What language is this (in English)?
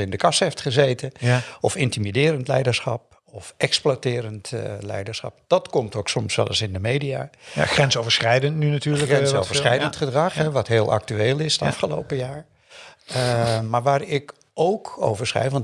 Dutch